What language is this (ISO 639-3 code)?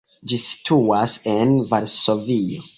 epo